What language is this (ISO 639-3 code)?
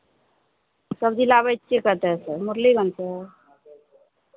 mai